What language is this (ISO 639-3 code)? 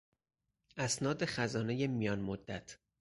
fas